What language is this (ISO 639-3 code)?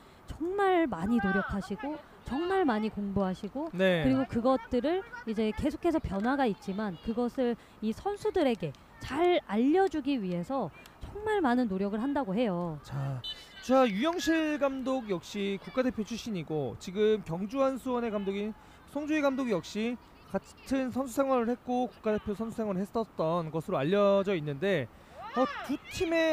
kor